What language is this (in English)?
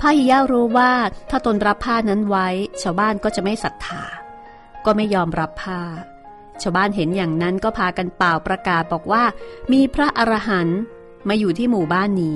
Thai